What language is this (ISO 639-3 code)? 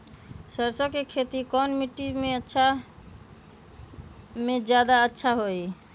mag